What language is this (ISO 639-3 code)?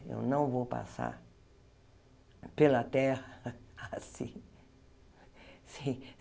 por